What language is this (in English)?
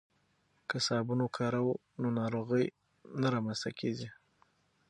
Pashto